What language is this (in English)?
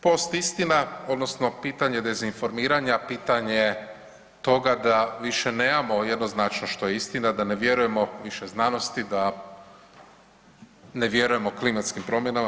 Croatian